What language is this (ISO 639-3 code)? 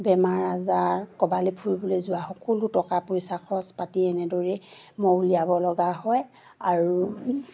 asm